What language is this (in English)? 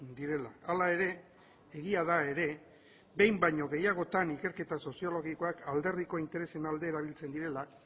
Basque